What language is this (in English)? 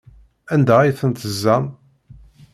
Kabyle